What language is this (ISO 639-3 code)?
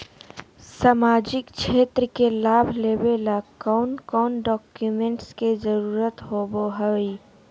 mag